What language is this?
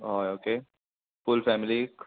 Konkani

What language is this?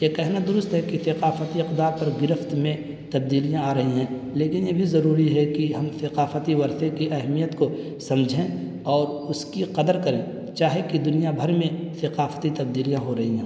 Urdu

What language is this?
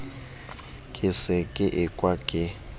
Southern Sotho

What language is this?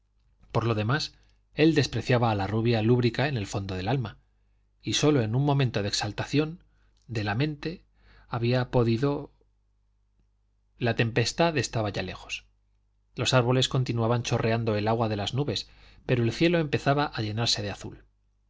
Spanish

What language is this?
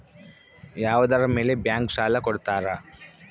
Kannada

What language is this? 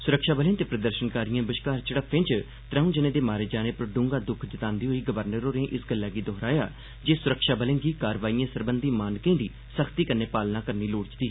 Dogri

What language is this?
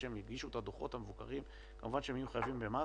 Hebrew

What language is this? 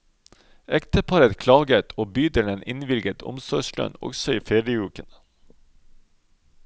Norwegian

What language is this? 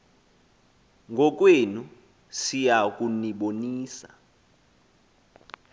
Xhosa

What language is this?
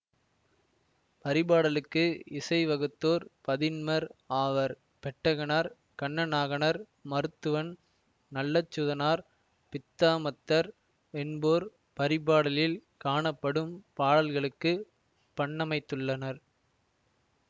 Tamil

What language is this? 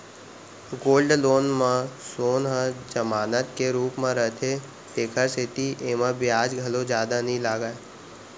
Chhattisgarhi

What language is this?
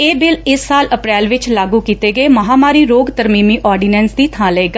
Punjabi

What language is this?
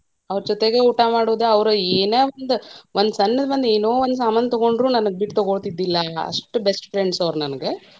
Kannada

